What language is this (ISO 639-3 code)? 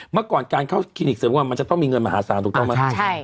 tha